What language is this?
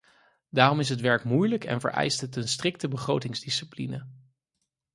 Dutch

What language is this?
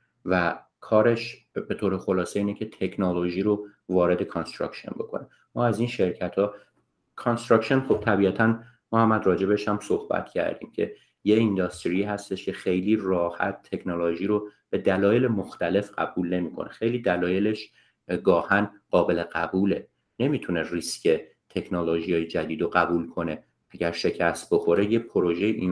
Persian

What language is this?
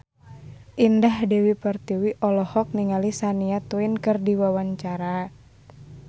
Sundanese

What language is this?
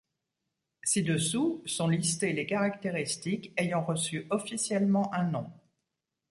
French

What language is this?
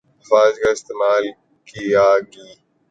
Urdu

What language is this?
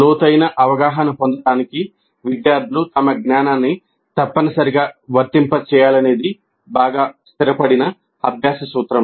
Telugu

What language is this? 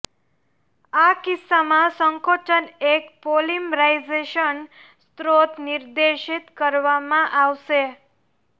Gujarati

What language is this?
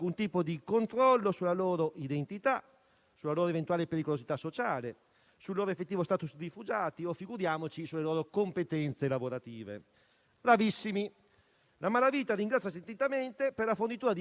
Italian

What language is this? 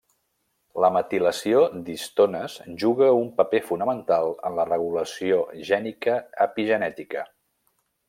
Catalan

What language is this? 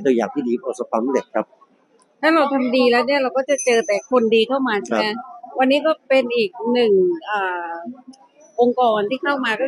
Thai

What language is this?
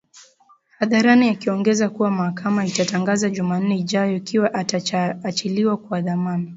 Swahili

